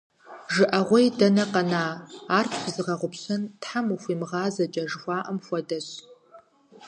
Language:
Kabardian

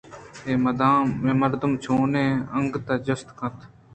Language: Eastern Balochi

